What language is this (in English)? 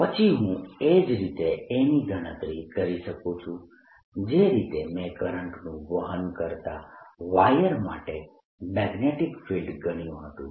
Gujarati